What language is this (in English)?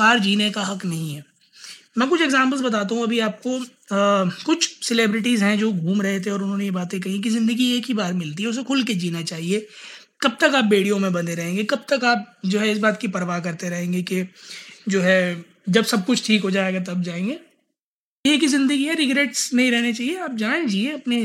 Hindi